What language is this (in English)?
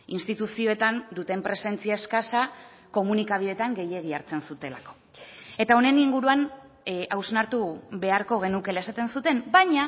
Basque